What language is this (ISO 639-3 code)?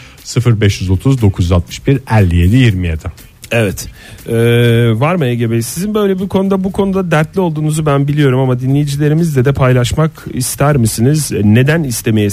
tur